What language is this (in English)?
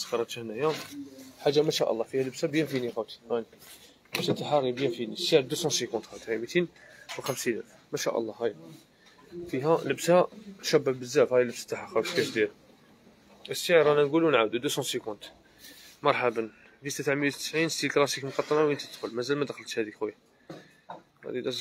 Arabic